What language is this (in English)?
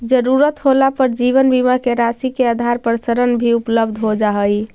Magahi